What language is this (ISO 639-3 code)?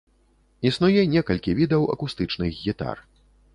bel